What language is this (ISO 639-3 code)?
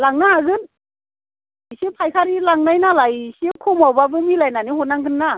brx